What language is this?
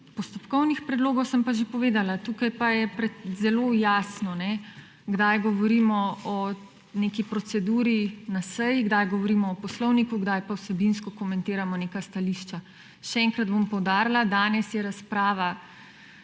Slovenian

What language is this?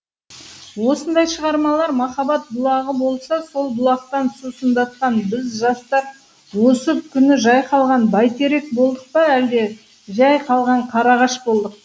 Kazakh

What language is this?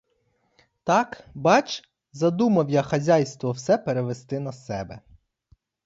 Ukrainian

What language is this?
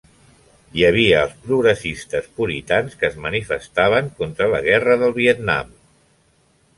Catalan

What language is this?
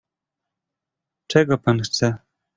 Polish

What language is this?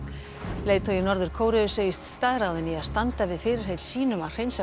Icelandic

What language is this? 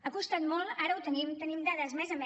Catalan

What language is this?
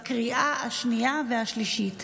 Hebrew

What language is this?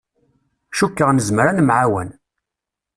Kabyle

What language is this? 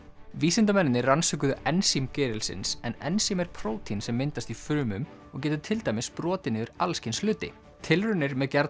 Icelandic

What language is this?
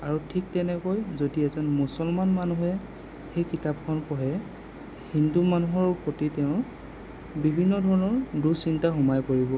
Assamese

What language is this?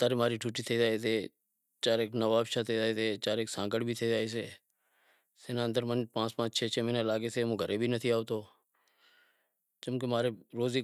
Wadiyara Koli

